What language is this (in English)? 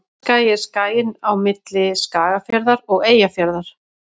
Icelandic